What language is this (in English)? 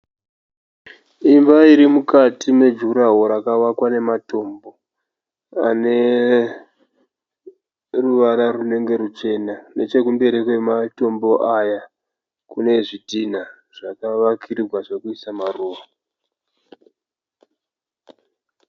Shona